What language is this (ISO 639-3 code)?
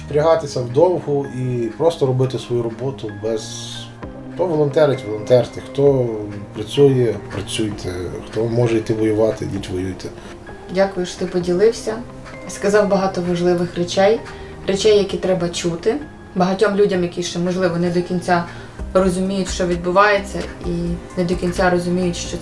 ukr